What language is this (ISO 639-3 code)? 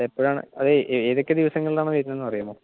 mal